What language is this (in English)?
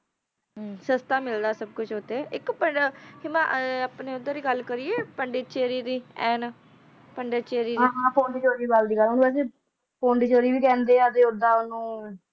Punjabi